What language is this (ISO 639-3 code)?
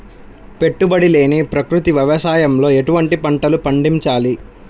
tel